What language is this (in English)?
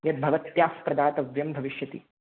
Sanskrit